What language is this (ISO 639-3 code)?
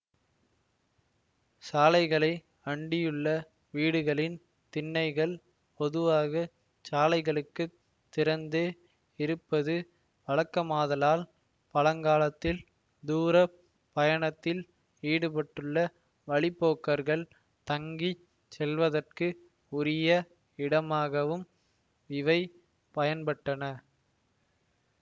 tam